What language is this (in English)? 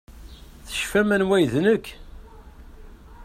Kabyle